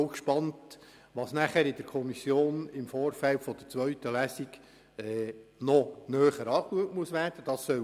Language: Swiss German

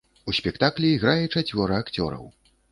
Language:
Belarusian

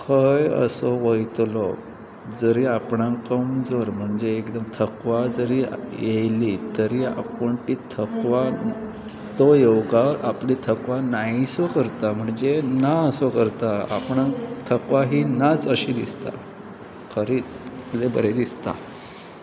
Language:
Konkani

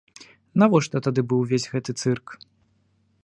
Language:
Belarusian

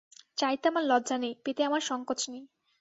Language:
Bangla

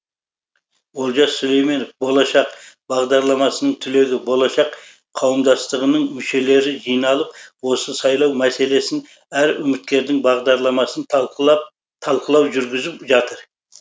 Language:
Kazakh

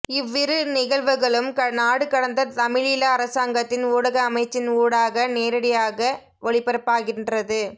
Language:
Tamil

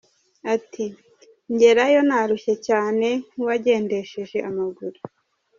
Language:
Kinyarwanda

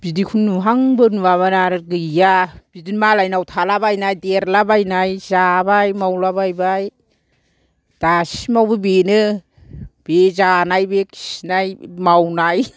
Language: Bodo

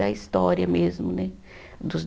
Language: Portuguese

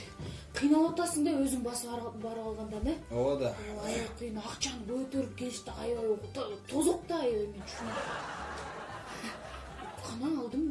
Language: Turkish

